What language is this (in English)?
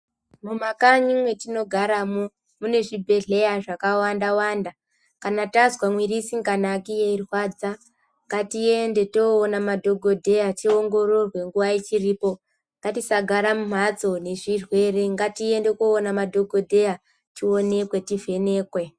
Ndau